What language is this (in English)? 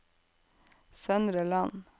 Norwegian